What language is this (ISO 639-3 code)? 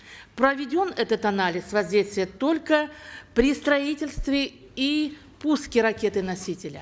kaz